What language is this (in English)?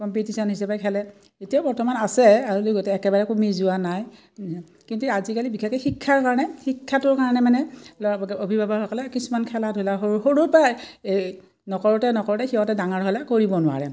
Assamese